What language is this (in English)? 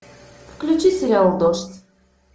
Russian